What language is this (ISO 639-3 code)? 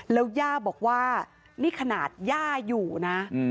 tha